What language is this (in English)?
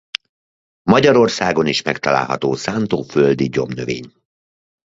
Hungarian